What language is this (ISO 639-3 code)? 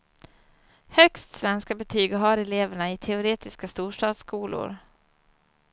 swe